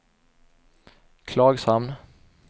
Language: Swedish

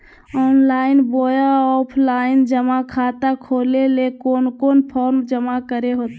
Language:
Magahi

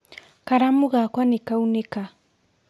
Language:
Kikuyu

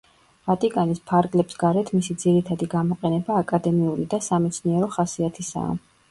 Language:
Georgian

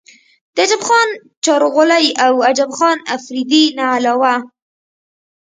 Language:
Pashto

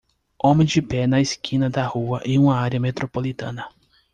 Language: Portuguese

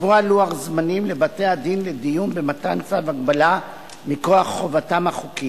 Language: Hebrew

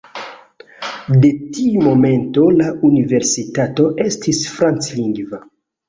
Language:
Esperanto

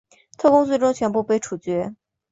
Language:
Chinese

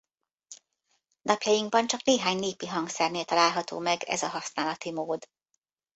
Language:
Hungarian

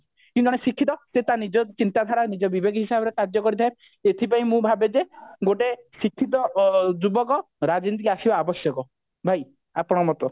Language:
Odia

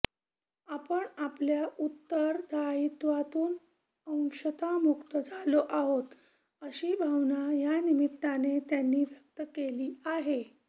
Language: Marathi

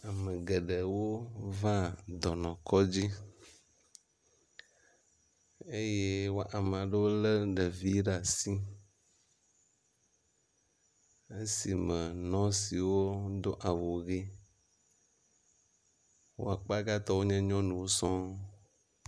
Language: Ewe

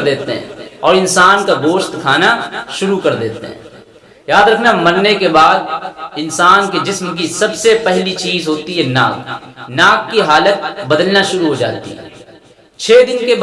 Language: Hindi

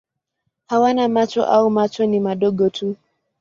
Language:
Swahili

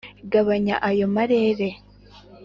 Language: Kinyarwanda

